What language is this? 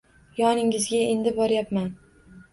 Uzbek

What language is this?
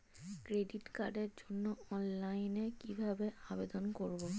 Bangla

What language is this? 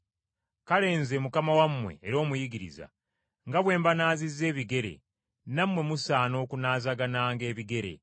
Ganda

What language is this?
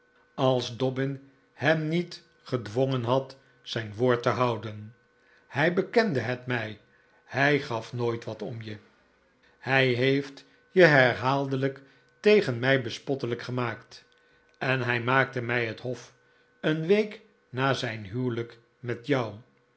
Dutch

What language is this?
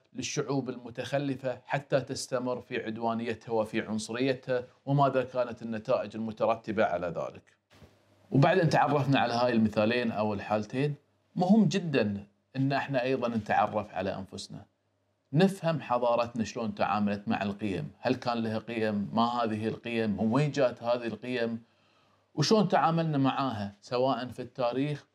Arabic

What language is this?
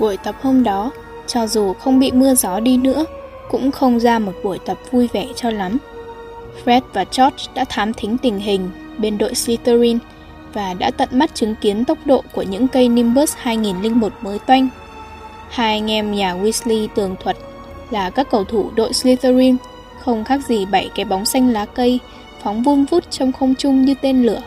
Vietnamese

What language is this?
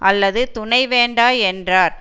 Tamil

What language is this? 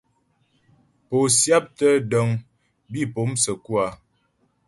Ghomala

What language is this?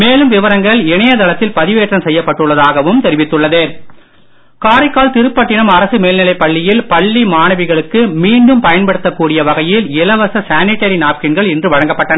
Tamil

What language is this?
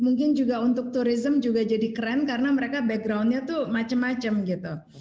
Indonesian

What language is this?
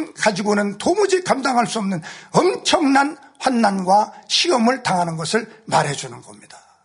Korean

